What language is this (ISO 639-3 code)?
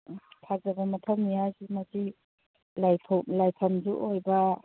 mni